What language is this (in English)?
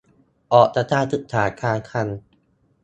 Thai